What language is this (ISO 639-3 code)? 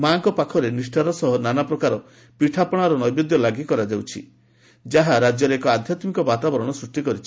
ori